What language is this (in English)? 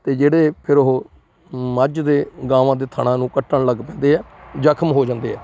Punjabi